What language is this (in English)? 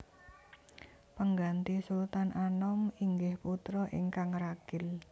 Javanese